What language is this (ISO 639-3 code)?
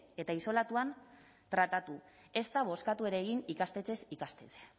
eus